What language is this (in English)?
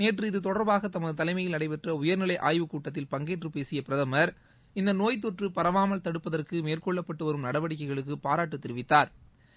Tamil